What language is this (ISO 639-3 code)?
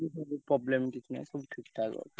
ori